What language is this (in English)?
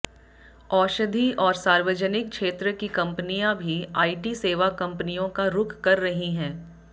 Hindi